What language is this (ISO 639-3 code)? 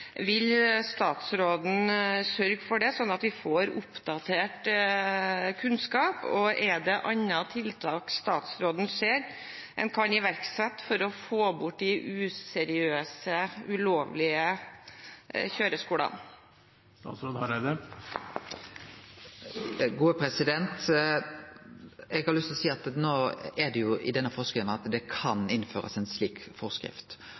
nor